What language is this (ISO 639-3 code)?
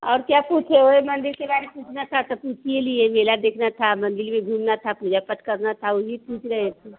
hin